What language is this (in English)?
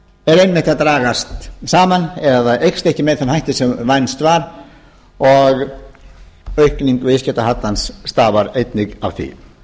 Icelandic